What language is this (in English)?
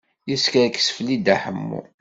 Kabyle